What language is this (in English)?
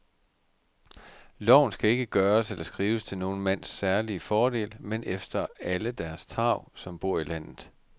Danish